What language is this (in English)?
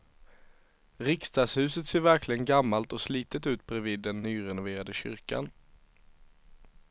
Swedish